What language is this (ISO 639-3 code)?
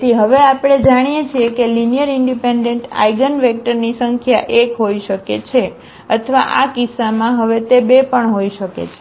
guj